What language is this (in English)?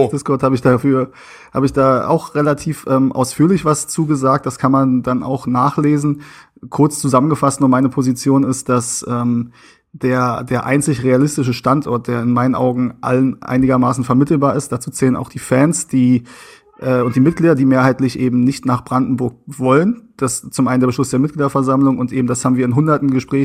German